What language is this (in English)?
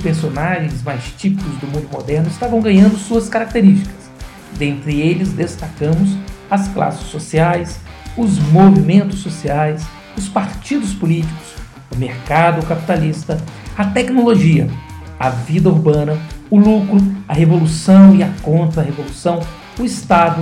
Portuguese